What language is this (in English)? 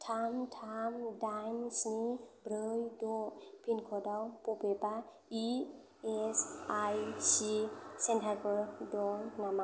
Bodo